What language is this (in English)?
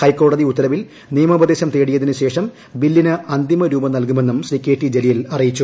Malayalam